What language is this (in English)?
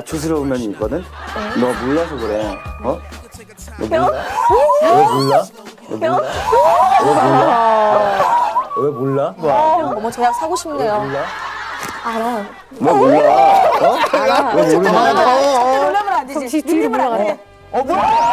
Korean